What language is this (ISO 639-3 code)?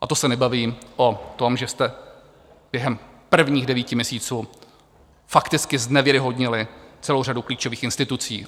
ces